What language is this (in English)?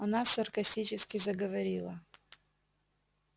Russian